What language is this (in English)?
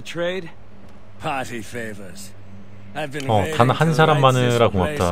Korean